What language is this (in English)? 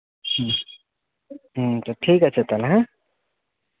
Santali